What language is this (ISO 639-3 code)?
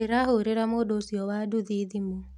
kik